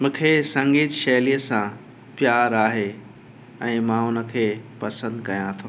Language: Sindhi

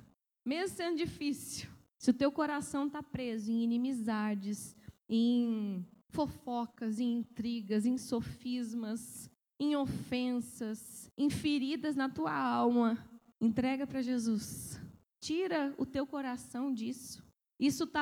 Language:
Portuguese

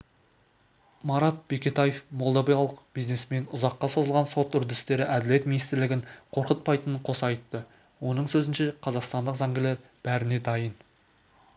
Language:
Kazakh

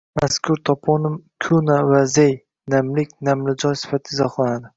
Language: Uzbek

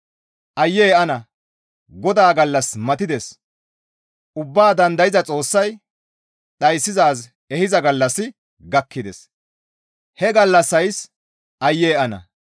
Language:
Gamo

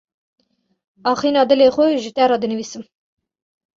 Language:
Kurdish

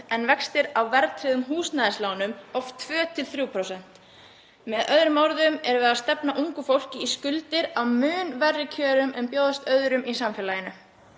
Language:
Icelandic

